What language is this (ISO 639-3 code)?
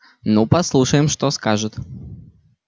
rus